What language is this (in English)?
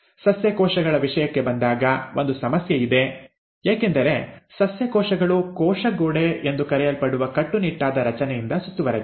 Kannada